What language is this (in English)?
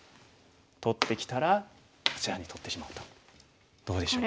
Japanese